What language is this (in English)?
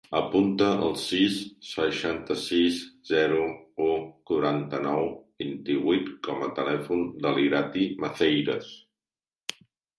Catalan